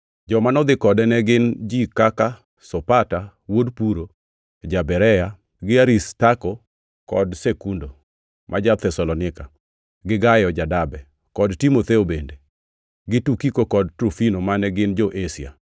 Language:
Luo (Kenya and Tanzania)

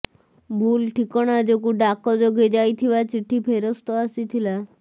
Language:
Odia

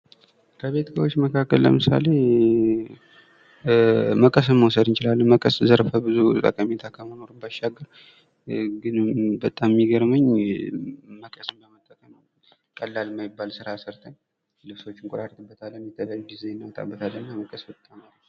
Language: Amharic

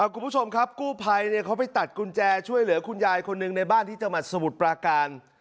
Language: Thai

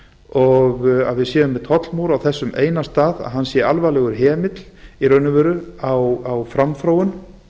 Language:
Icelandic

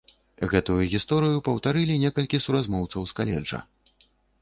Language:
Belarusian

